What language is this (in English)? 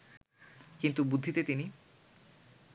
Bangla